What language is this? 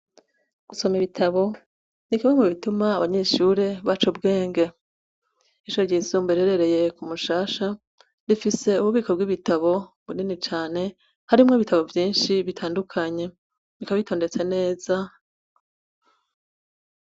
Rundi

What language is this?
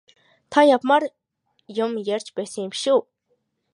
Mongolian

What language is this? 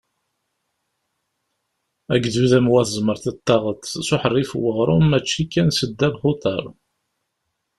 Kabyle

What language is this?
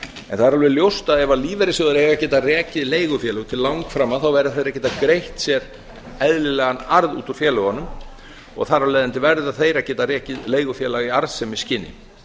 Icelandic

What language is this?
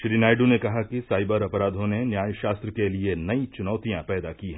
Hindi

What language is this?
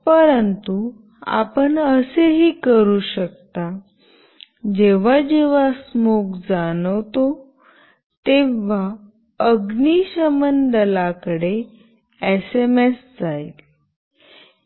Marathi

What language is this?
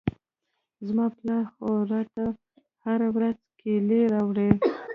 Pashto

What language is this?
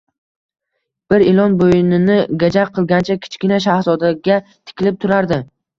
Uzbek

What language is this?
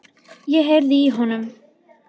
Icelandic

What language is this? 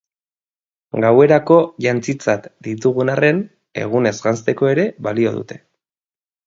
Basque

